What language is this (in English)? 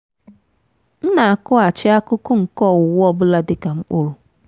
Igbo